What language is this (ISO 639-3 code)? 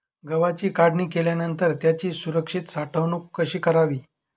mar